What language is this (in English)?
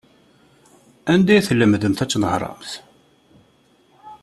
Kabyle